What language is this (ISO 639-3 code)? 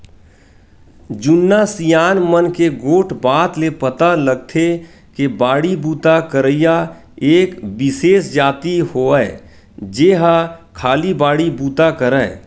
hne